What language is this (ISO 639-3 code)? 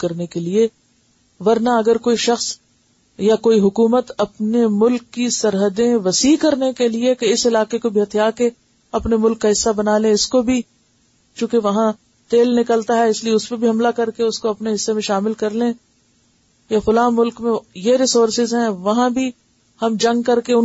urd